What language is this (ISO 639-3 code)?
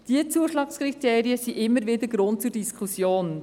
gsw